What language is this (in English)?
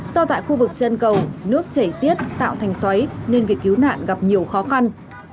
Vietnamese